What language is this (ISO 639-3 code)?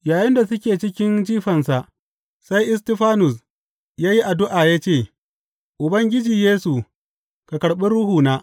hau